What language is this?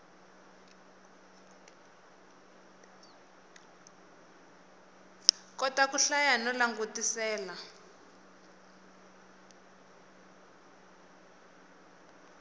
Tsonga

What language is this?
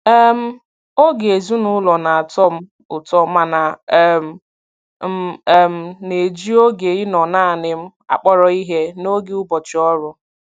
Igbo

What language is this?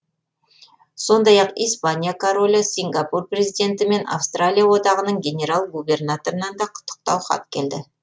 Kazakh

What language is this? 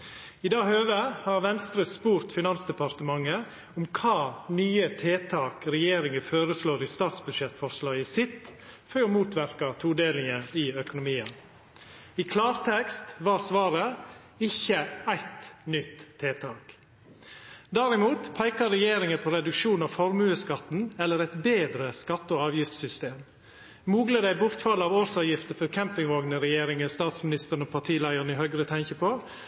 Norwegian Nynorsk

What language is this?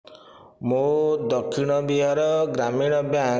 Odia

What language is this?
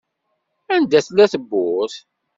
Kabyle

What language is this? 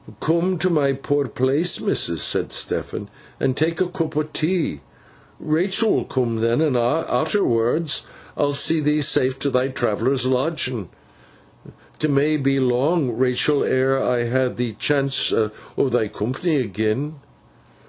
English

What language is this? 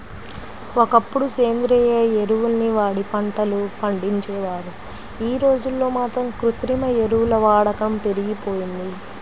Telugu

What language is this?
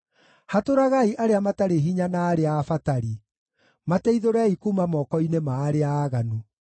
Kikuyu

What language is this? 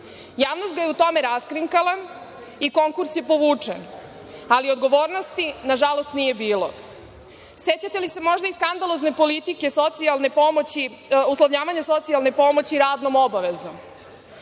Serbian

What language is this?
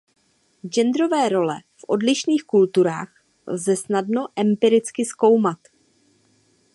Czech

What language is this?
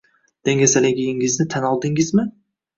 Uzbek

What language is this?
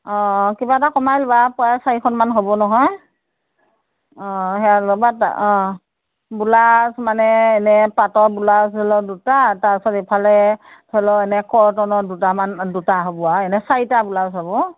Assamese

